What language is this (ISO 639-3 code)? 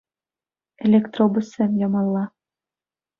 chv